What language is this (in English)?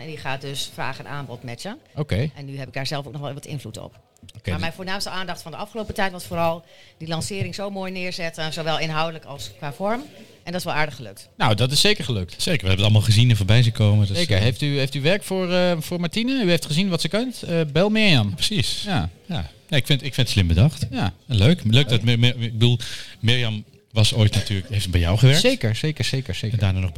Dutch